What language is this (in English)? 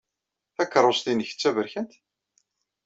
Kabyle